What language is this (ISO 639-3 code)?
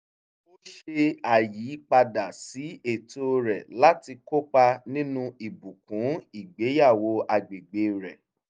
yor